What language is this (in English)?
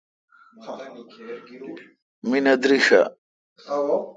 Kalkoti